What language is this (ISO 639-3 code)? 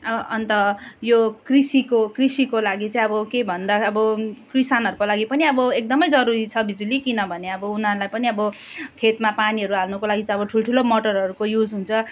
nep